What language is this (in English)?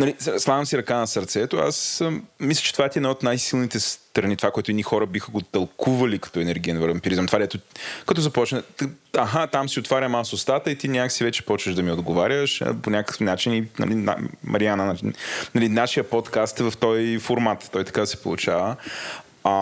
Bulgarian